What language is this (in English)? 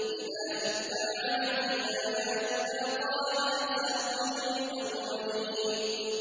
Arabic